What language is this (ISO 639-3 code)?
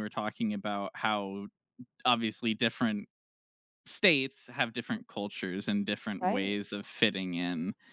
eng